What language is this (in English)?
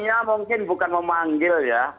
Indonesian